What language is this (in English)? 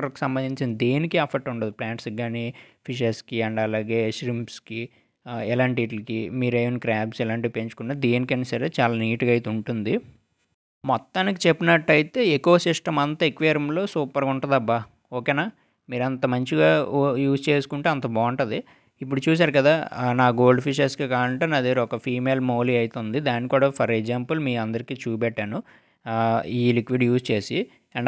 Telugu